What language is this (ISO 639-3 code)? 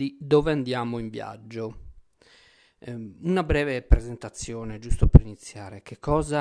ita